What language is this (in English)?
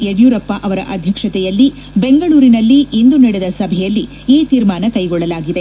Kannada